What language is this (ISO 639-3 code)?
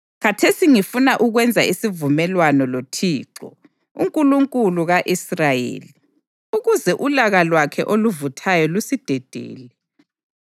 nde